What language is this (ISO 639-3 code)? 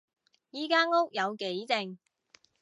yue